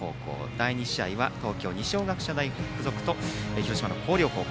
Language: Japanese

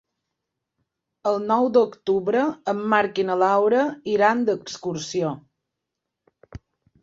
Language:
Catalan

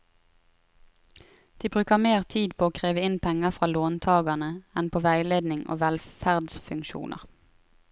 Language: Norwegian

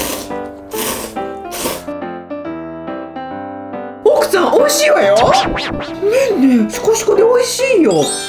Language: Japanese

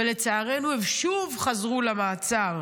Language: Hebrew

